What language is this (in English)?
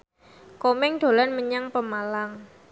Javanese